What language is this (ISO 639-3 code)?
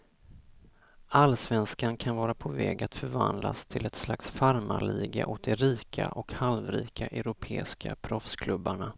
swe